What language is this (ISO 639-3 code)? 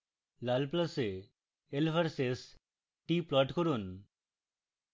ben